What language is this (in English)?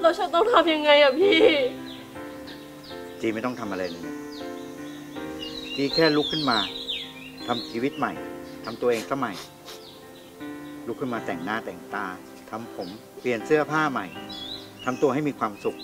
Thai